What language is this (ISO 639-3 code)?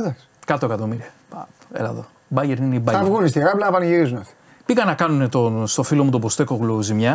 ell